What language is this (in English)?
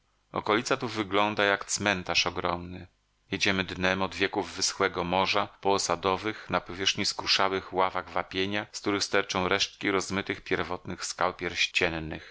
Polish